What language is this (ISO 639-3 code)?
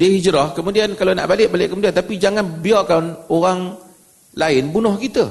msa